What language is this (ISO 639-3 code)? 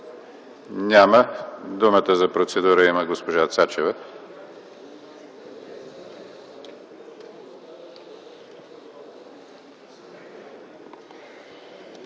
bul